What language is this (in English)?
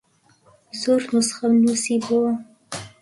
Central Kurdish